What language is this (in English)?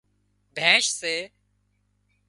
Wadiyara Koli